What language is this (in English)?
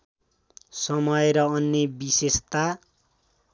Nepali